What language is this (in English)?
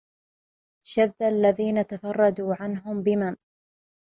Arabic